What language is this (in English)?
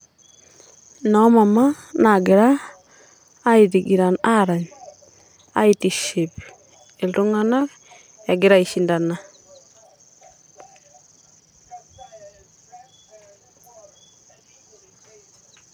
Masai